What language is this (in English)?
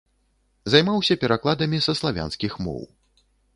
Belarusian